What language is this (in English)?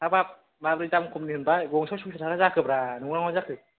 Bodo